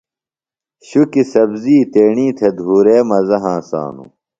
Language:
Phalura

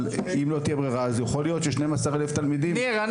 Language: Hebrew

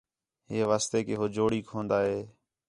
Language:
Khetrani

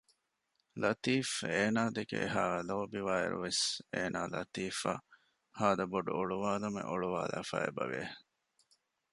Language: Divehi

